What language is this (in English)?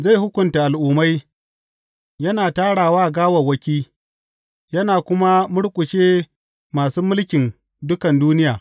Hausa